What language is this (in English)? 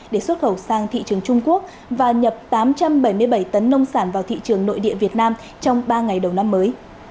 Vietnamese